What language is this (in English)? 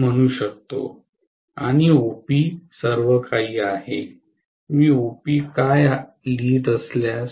Marathi